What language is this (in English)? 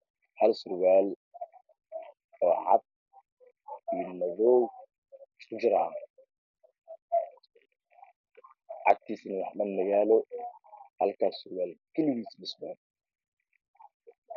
Somali